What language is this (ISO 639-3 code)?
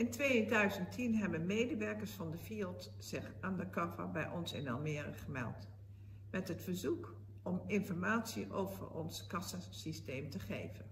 nld